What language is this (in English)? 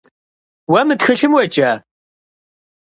Kabardian